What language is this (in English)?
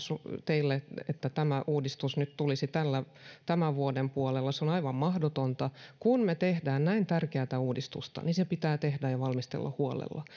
Finnish